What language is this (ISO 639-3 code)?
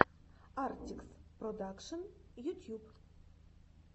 rus